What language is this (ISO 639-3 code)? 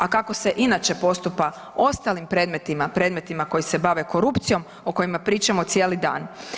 hrv